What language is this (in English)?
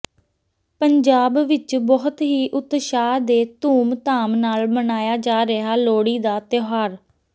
Punjabi